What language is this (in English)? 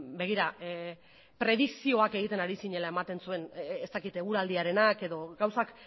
Basque